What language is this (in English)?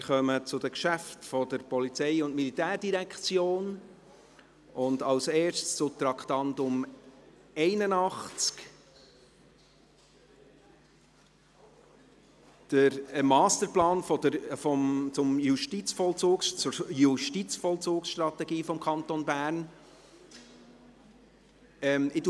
Swiss German